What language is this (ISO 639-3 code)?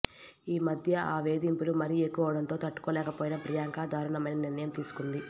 tel